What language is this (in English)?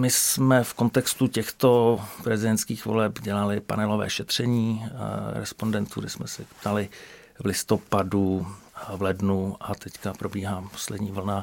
Czech